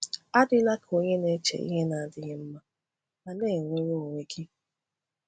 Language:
Igbo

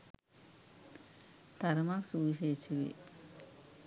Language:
Sinhala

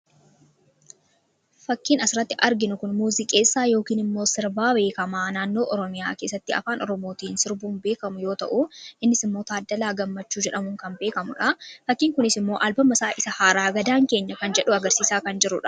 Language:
Oromo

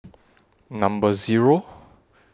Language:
English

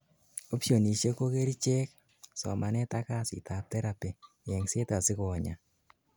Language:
Kalenjin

